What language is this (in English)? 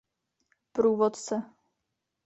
Czech